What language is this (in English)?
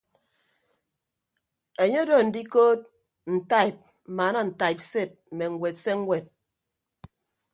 Ibibio